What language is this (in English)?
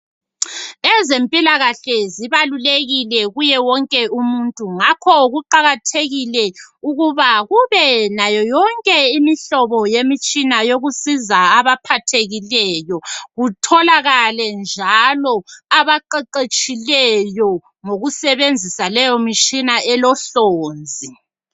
North Ndebele